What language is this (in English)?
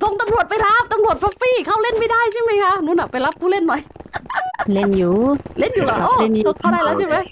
Thai